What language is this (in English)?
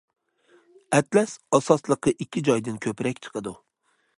Uyghur